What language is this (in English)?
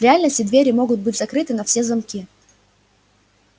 Russian